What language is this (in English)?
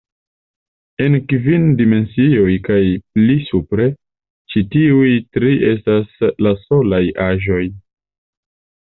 Esperanto